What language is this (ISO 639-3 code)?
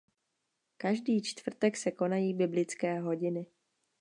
ces